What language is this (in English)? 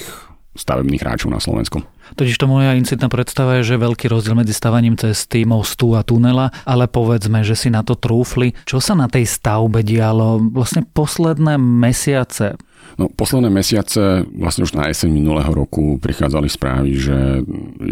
Slovak